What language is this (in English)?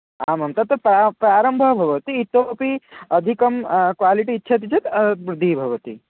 Sanskrit